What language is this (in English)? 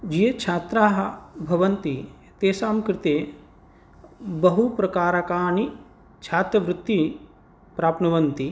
Sanskrit